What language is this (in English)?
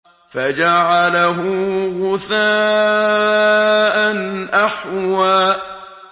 Arabic